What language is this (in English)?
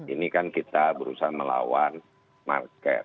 Indonesian